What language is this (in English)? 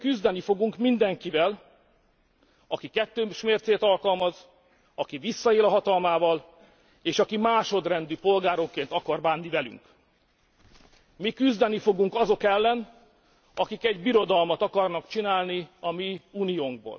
Hungarian